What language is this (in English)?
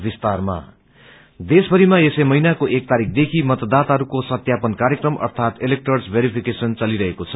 Nepali